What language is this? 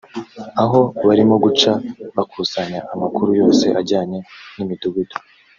Kinyarwanda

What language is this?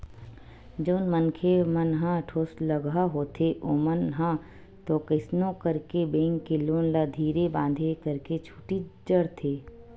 Chhattisgarhi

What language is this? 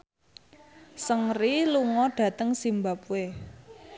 Javanese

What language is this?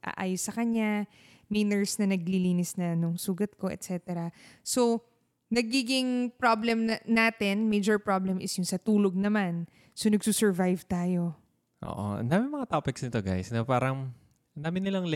Filipino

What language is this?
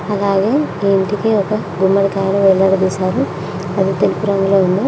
Telugu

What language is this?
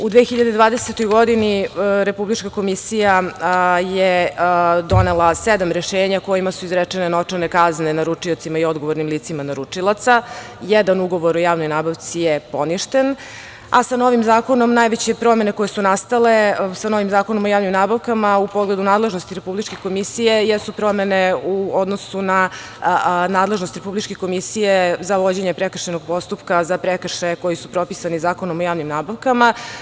Serbian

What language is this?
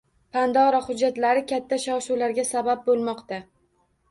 Uzbek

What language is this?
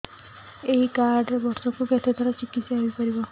Odia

